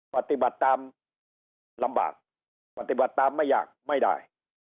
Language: Thai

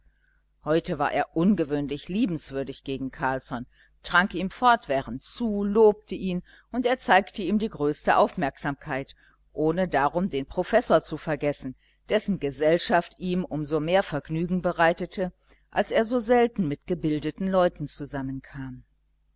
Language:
German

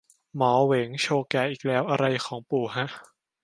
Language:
Thai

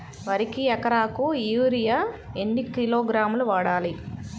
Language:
Telugu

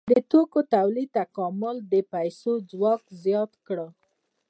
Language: Pashto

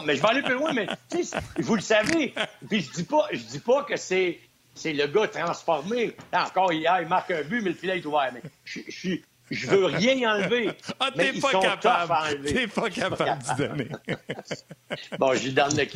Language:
French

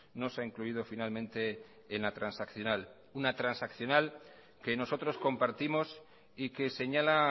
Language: Spanish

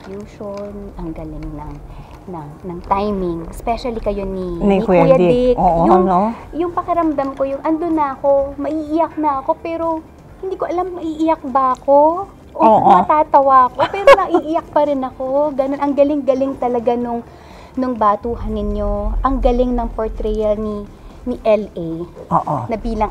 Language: Filipino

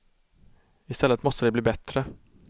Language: Swedish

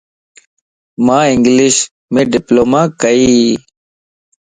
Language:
Lasi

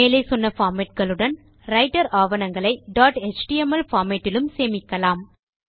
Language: Tamil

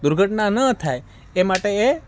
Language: Gujarati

